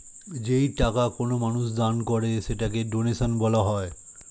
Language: Bangla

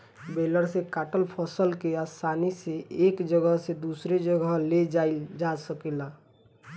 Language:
Bhojpuri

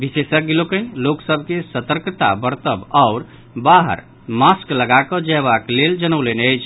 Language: Maithili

